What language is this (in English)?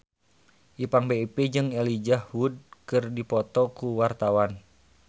Sundanese